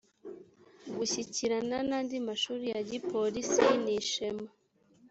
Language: Kinyarwanda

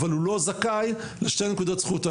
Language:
Hebrew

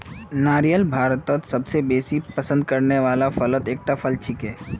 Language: Magahi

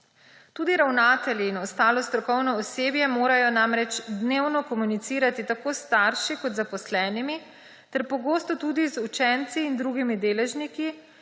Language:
Slovenian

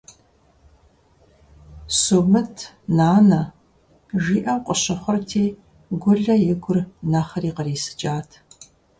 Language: Kabardian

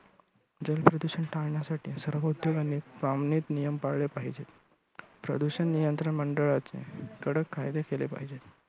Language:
Marathi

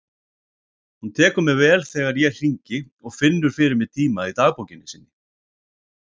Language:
Icelandic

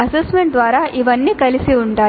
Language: Telugu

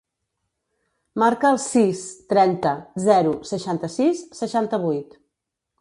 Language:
Catalan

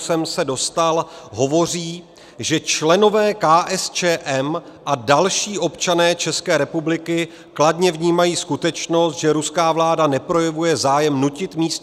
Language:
Czech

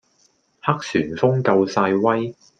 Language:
Cantonese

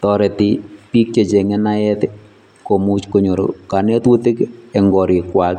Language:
Kalenjin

